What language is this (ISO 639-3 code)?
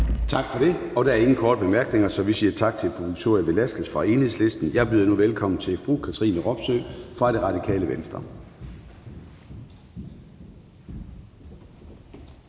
dan